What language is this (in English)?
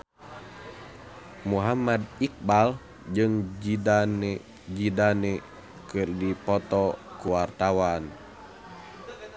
Sundanese